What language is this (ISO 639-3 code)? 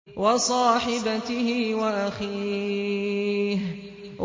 ara